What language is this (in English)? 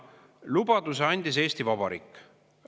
Estonian